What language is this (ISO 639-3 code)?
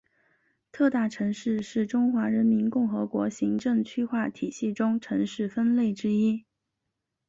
zho